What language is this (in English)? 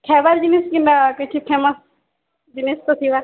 Odia